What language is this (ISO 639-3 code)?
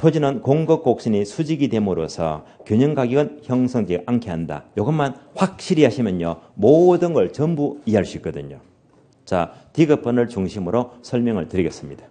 kor